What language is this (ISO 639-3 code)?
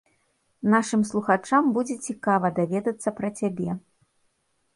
bel